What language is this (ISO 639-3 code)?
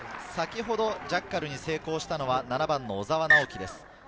jpn